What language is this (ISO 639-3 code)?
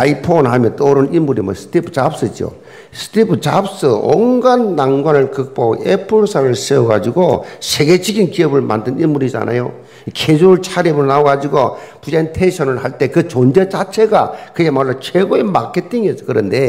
kor